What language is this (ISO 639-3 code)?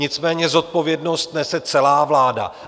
ces